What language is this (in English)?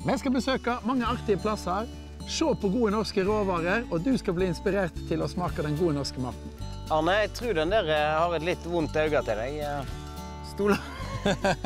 Norwegian